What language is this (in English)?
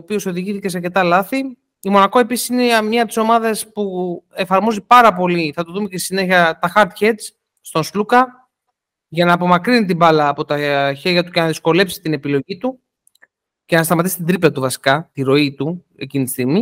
Greek